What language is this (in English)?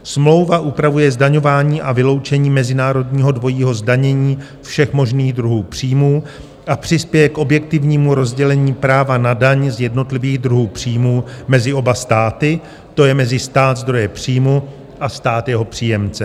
Czech